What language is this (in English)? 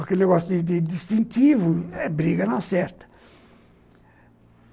Portuguese